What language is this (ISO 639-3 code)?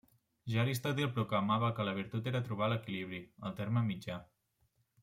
cat